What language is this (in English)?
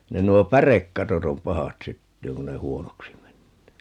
Finnish